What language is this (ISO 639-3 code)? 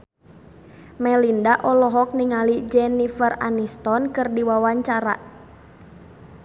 sun